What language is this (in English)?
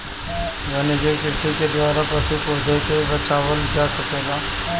Bhojpuri